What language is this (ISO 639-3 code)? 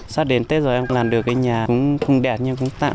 vie